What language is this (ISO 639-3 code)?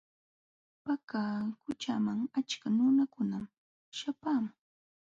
qxw